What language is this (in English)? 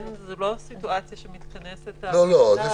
Hebrew